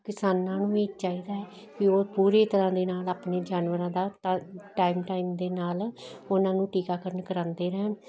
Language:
Punjabi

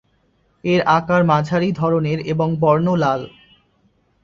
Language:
Bangla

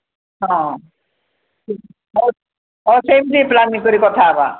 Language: Odia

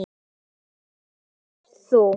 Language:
Icelandic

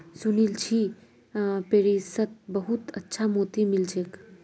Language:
Magahi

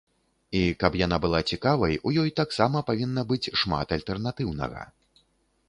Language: Belarusian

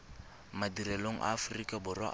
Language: Tswana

